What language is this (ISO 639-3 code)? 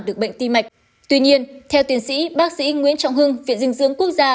vie